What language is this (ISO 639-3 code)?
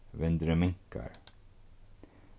fao